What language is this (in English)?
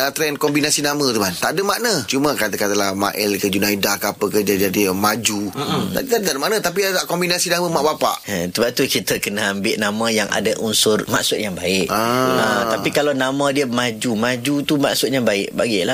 Malay